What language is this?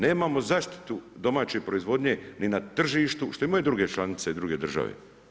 Croatian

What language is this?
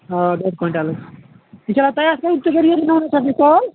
Kashmiri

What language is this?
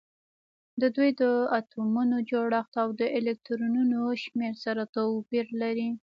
Pashto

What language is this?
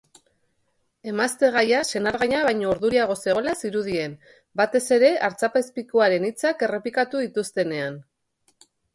Basque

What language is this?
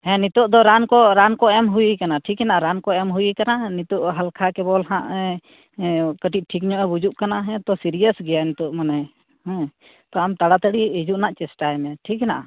Santali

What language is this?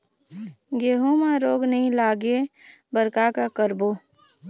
Chhattisgarhi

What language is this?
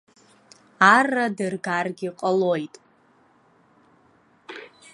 Abkhazian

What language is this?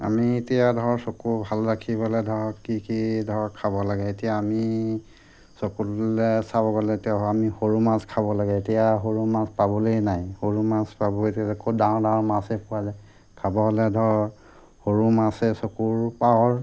Assamese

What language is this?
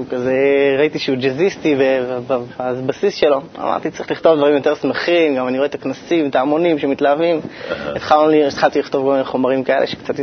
Hebrew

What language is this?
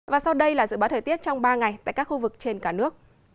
Vietnamese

